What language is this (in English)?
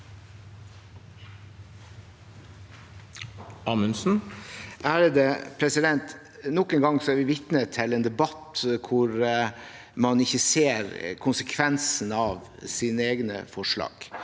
Norwegian